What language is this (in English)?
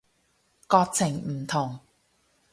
Cantonese